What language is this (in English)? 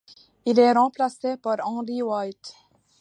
French